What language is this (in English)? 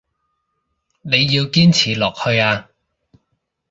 Cantonese